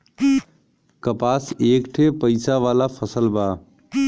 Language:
Bhojpuri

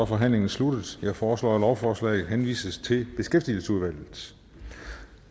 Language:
Danish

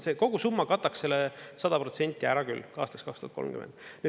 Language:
Estonian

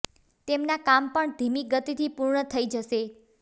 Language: Gujarati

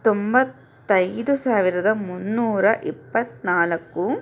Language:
Kannada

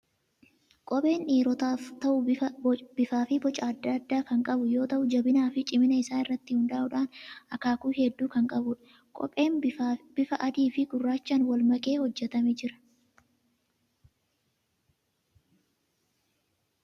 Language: Oromo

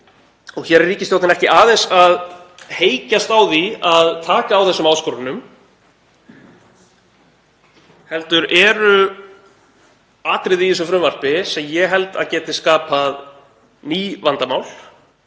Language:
Icelandic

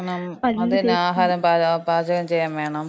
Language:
Malayalam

